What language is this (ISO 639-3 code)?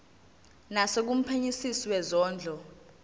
zul